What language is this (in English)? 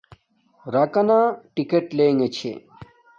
Domaaki